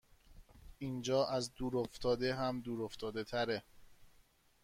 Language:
Persian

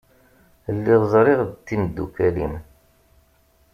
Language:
Kabyle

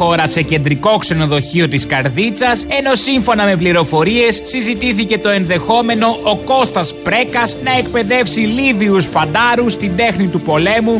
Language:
Greek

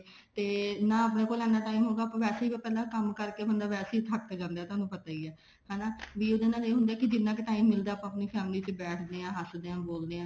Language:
Punjabi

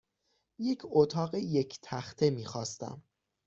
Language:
Persian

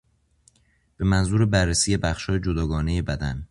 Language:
Persian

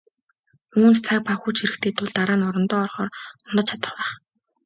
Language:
Mongolian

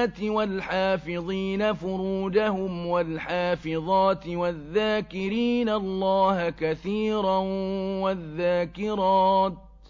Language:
Arabic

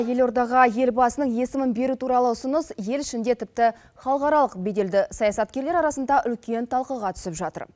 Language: Kazakh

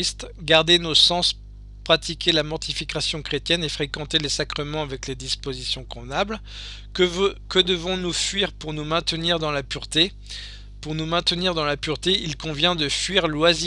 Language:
French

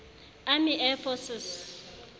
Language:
Southern Sotho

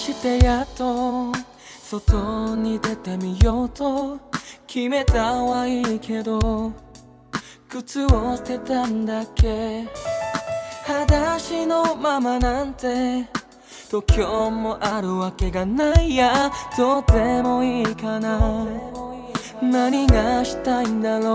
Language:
Japanese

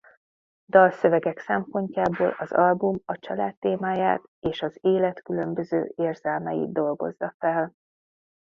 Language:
Hungarian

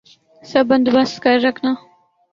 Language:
Urdu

